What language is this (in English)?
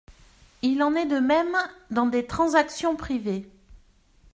French